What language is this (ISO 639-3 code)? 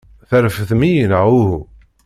kab